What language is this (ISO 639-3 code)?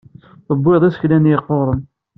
kab